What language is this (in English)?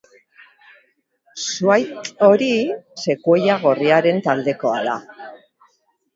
Basque